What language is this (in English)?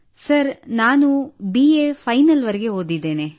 Kannada